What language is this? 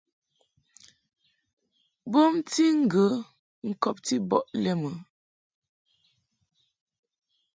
Mungaka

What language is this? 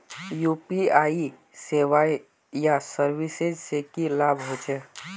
Magahi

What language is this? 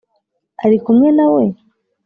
Kinyarwanda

